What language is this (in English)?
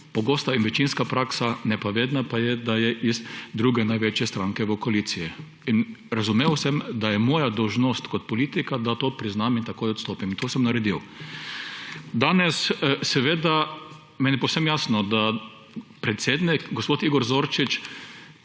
Slovenian